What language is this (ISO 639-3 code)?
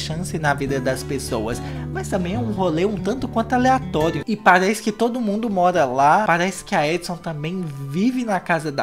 por